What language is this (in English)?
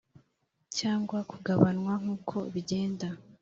Kinyarwanda